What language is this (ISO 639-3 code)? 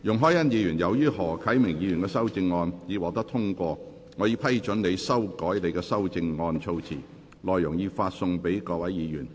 yue